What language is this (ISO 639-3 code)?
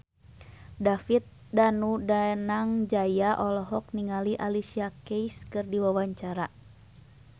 sun